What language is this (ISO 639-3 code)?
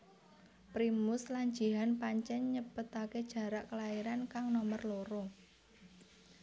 jav